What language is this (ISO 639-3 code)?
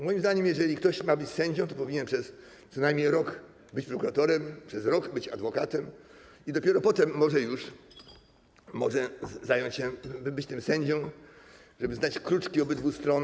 pol